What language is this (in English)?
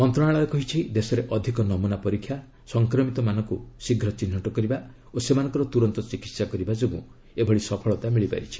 Odia